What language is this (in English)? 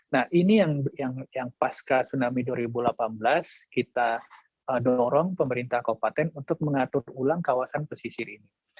Indonesian